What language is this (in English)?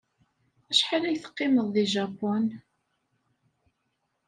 Kabyle